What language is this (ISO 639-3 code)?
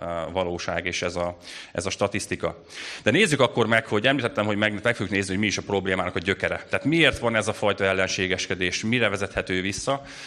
hun